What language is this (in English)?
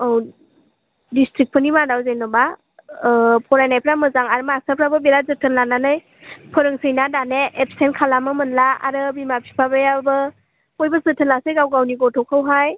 Bodo